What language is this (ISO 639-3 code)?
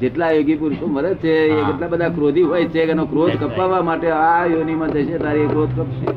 guj